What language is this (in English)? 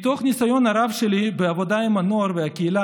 Hebrew